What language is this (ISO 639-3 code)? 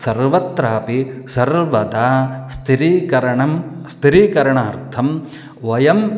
san